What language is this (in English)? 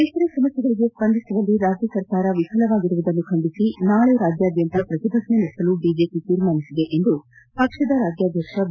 Kannada